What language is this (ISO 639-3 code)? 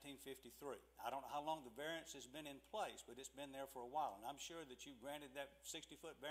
eng